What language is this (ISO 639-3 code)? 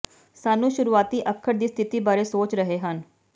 pan